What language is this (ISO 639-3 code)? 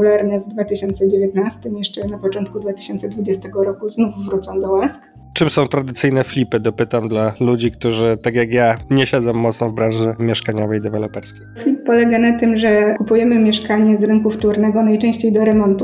pol